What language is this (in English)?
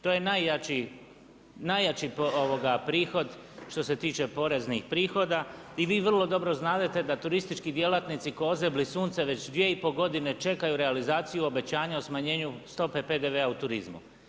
Croatian